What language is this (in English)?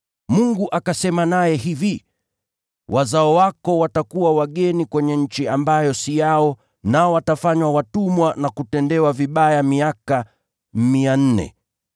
Swahili